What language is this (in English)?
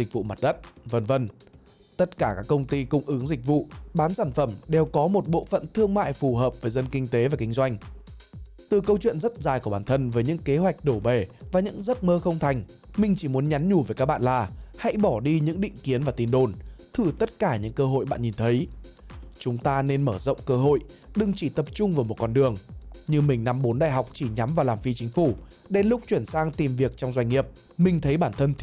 Vietnamese